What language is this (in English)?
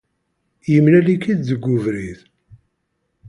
Kabyle